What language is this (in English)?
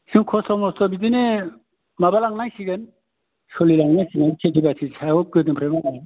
Bodo